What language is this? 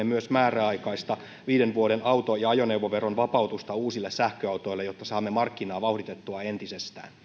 Finnish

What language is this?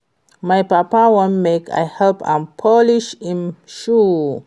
Nigerian Pidgin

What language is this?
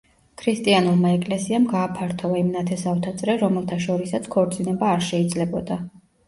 Georgian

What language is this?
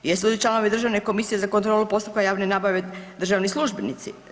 Croatian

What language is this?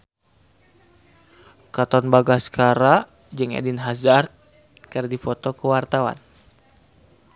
Sundanese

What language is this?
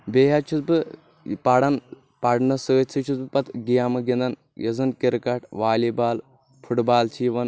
Kashmiri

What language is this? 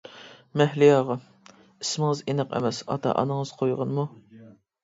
Uyghur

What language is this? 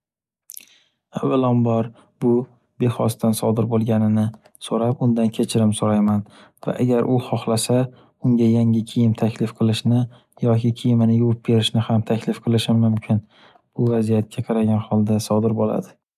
Uzbek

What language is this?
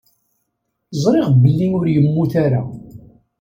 Kabyle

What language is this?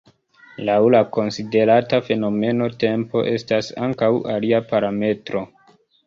Esperanto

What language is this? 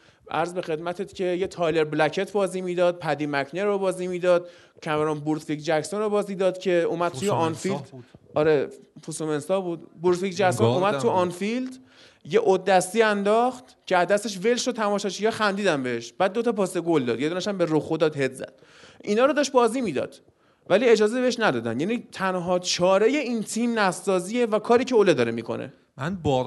Persian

